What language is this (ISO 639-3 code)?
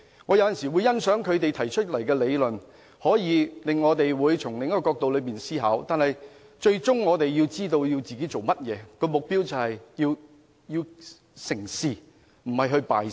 yue